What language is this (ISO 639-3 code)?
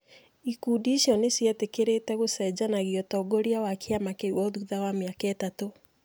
kik